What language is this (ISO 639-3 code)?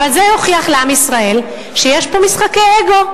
heb